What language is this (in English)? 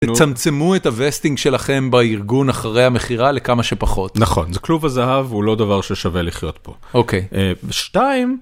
Hebrew